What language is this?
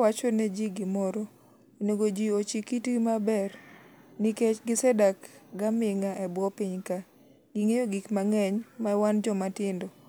Luo (Kenya and Tanzania)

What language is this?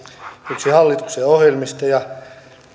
Finnish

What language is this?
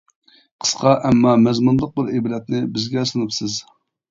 Uyghur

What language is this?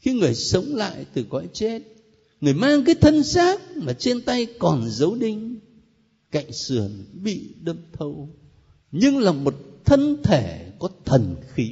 Vietnamese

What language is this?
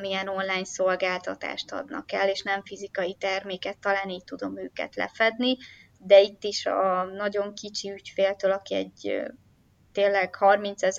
Hungarian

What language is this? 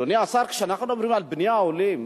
Hebrew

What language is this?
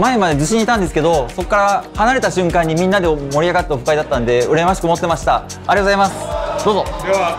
Japanese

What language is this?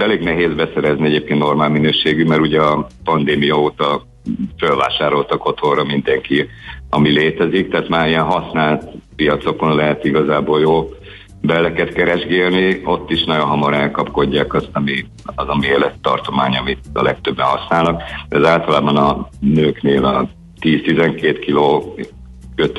Hungarian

